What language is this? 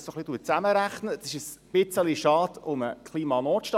Swiss German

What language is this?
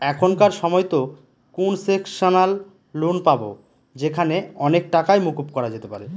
Bangla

